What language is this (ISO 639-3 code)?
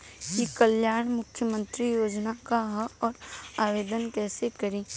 bho